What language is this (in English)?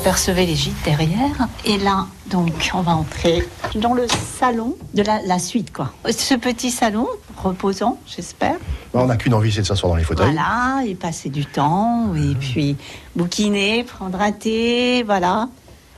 French